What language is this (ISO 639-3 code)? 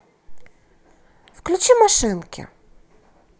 rus